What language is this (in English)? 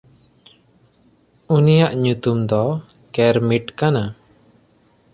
Santali